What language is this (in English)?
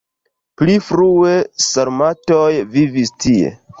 Esperanto